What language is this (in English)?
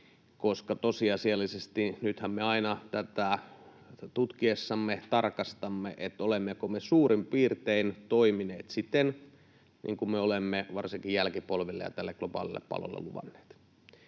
Finnish